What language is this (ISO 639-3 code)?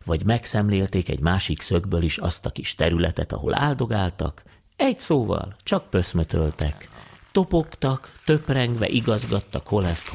hun